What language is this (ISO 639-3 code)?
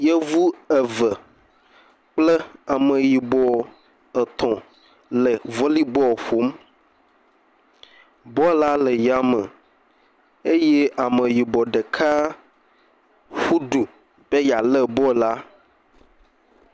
ewe